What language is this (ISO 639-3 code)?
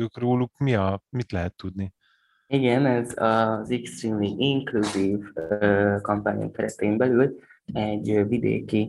hun